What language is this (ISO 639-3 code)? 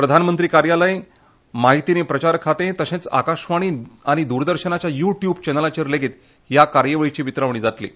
kok